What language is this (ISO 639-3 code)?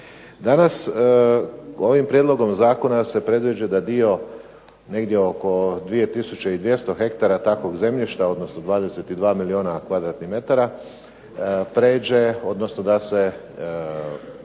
hrv